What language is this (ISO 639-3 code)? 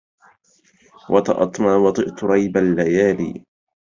ara